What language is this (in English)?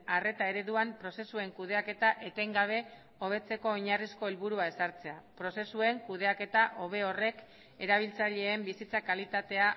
Basque